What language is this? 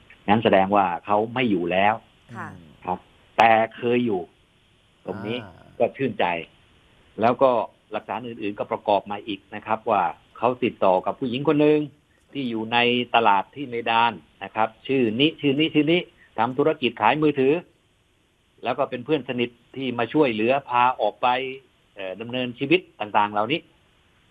Thai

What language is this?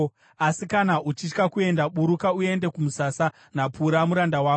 Shona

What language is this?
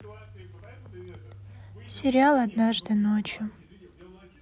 Russian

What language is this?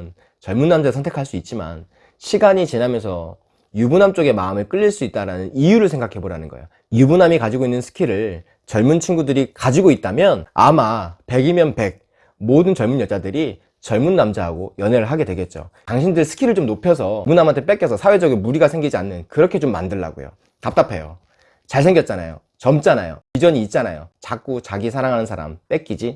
Korean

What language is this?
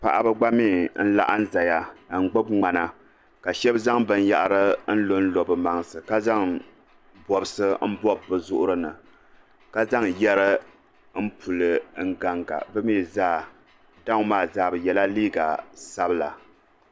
Dagbani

